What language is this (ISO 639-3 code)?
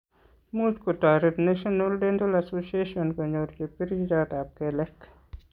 kln